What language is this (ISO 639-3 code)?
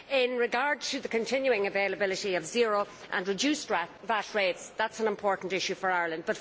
eng